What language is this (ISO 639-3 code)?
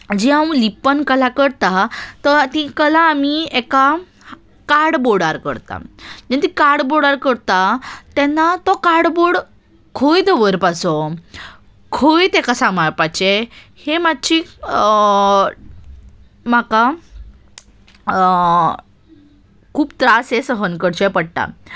kok